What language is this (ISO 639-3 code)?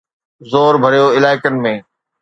snd